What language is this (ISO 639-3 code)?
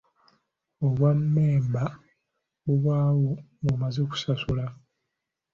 lug